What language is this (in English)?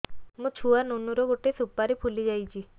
Odia